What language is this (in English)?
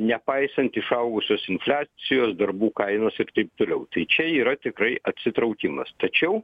Lithuanian